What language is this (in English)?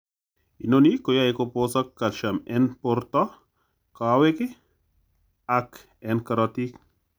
Kalenjin